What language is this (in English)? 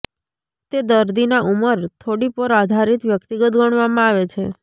Gujarati